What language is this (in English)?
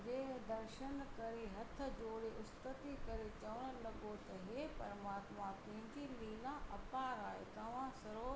Sindhi